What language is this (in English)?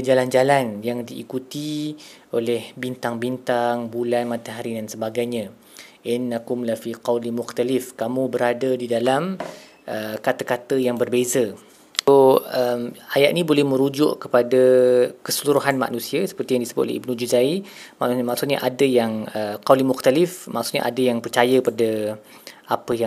Malay